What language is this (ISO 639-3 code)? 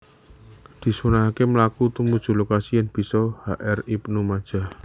jav